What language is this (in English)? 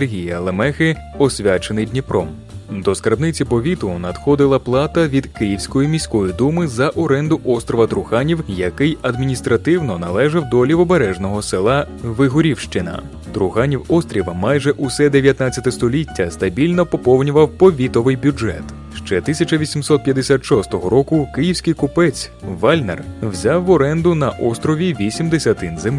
Ukrainian